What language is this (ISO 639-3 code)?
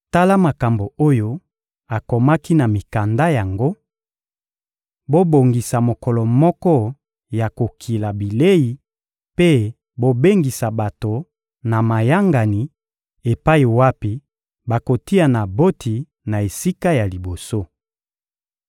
lin